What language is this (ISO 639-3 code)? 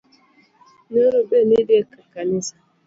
luo